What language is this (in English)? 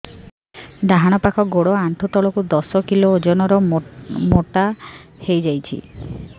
Odia